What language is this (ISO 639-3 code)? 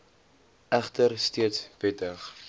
afr